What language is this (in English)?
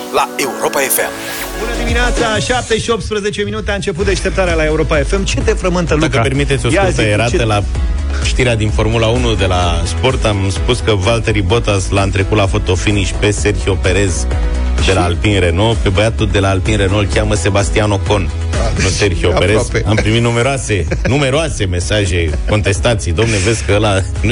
Romanian